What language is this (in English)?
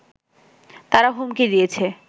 Bangla